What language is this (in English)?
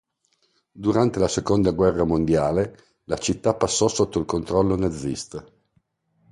Italian